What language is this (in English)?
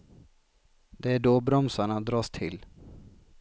Swedish